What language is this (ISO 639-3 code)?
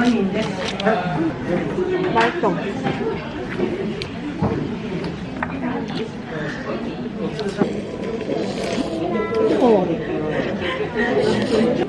kor